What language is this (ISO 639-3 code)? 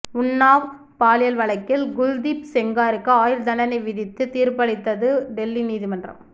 tam